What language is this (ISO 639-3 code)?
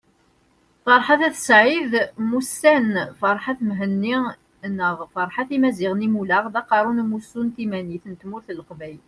kab